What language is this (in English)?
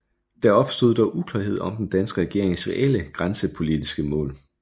Danish